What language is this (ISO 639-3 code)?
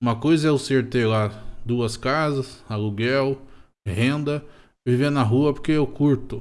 por